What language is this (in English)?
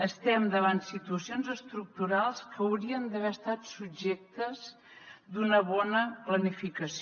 Catalan